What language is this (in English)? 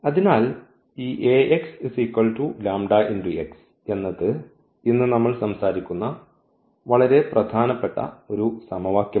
Malayalam